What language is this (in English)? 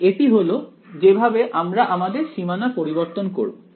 Bangla